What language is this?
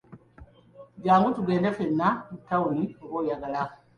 Ganda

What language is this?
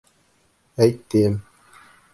Bashkir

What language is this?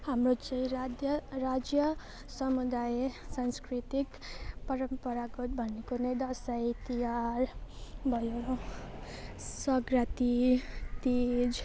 Nepali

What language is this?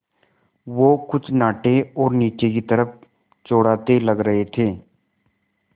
Hindi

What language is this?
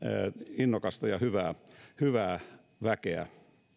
Finnish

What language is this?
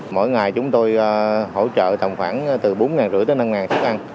Vietnamese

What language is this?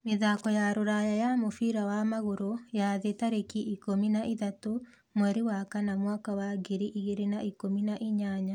Kikuyu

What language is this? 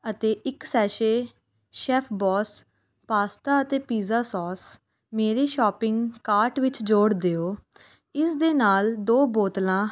Punjabi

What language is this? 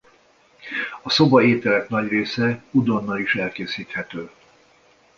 Hungarian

